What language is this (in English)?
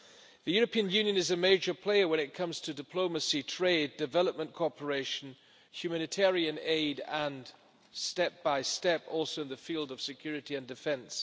English